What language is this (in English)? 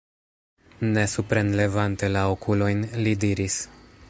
Esperanto